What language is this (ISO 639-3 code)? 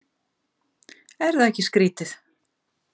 isl